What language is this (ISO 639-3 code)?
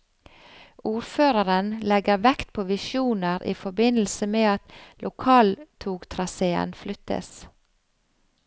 nor